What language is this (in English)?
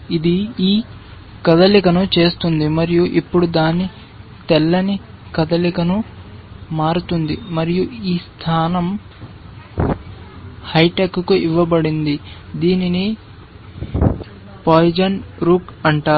Telugu